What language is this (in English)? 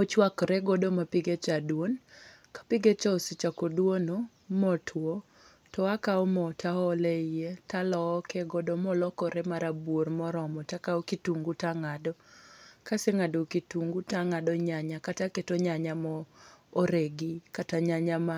Luo (Kenya and Tanzania)